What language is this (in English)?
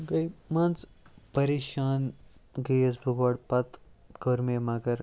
Kashmiri